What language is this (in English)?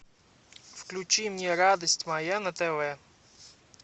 Russian